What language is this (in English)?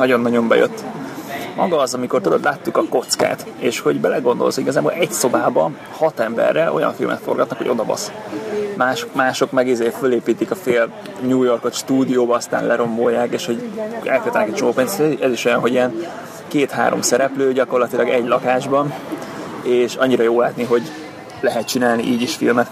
Hungarian